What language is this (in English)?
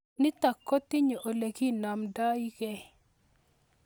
Kalenjin